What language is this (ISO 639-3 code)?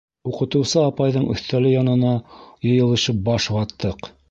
bak